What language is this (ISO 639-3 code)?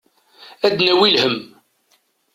kab